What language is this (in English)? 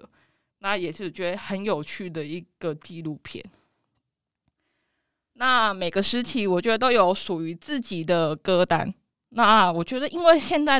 Chinese